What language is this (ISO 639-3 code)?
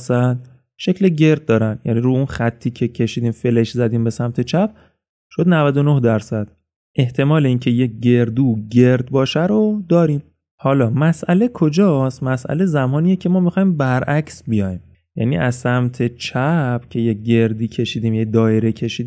fas